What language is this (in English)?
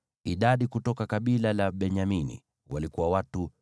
Swahili